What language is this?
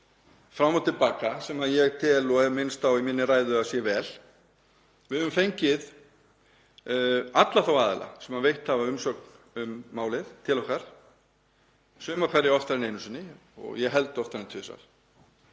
Icelandic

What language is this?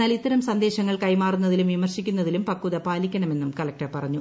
Malayalam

